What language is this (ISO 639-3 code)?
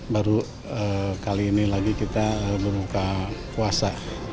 ind